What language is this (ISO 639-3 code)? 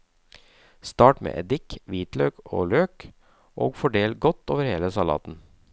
nor